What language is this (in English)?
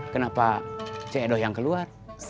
Indonesian